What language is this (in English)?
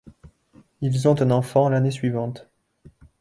French